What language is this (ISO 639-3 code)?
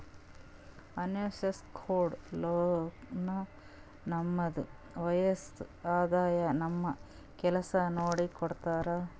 kan